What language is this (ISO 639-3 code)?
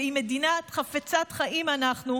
heb